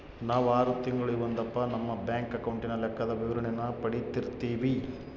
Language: Kannada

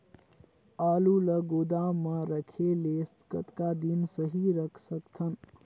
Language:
Chhattisgarhi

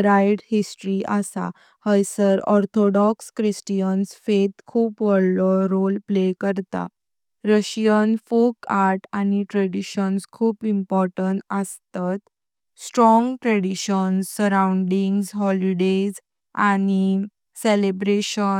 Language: Konkani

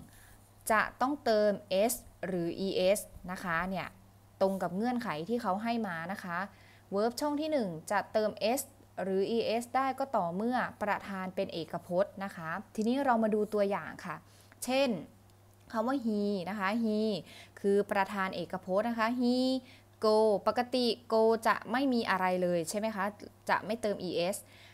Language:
Thai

